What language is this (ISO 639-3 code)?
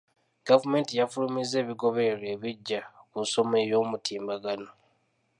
lug